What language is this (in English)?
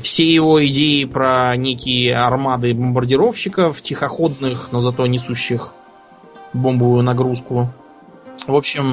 Russian